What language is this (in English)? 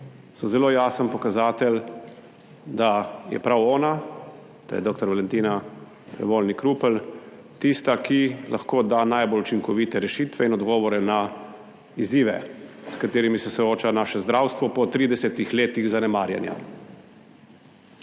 Slovenian